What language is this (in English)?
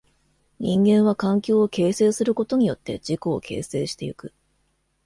Japanese